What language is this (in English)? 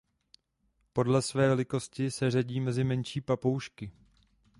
Czech